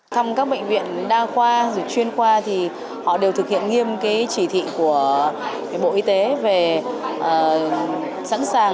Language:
Vietnamese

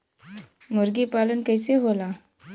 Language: Bhojpuri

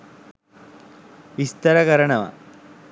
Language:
Sinhala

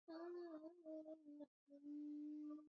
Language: Swahili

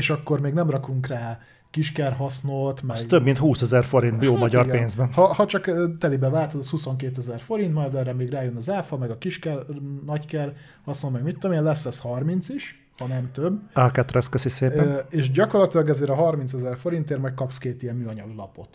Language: Hungarian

